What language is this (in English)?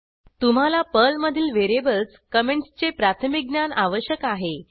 Marathi